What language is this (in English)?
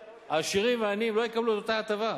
Hebrew